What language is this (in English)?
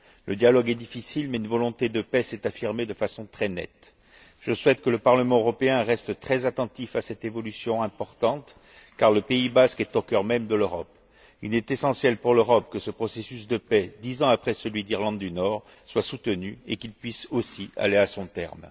French